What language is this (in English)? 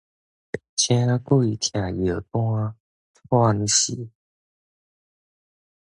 Min Nan Chinese